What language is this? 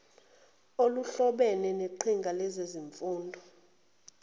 Zulu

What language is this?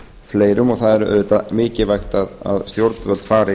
Icelandic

